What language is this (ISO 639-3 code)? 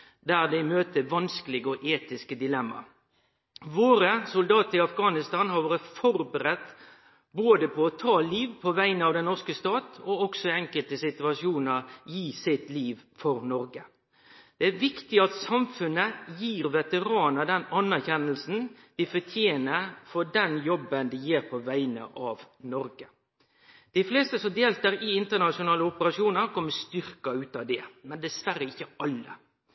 nno